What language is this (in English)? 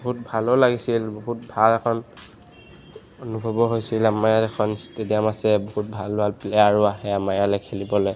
Assamese